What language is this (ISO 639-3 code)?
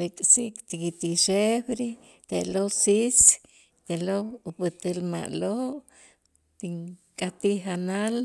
itz